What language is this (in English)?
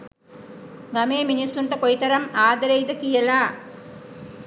Sinhala